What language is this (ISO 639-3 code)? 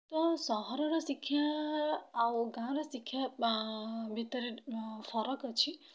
ori